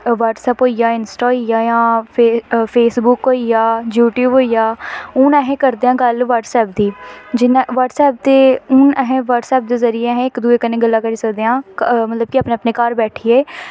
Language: Dogri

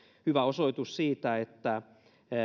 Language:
Finnish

